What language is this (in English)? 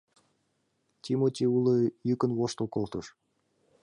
Mari